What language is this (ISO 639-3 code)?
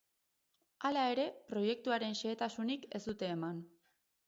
eus